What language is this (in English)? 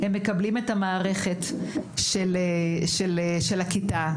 Hebrew